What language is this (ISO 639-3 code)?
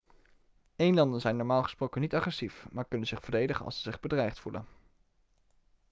nld